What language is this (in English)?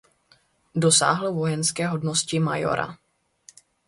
Czech